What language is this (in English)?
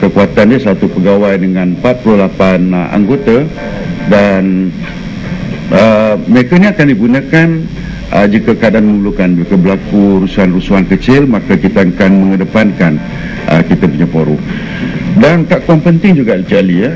Malay